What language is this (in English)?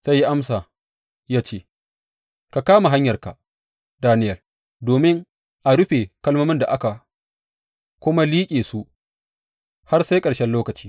Hausa